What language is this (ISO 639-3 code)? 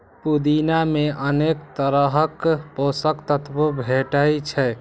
mai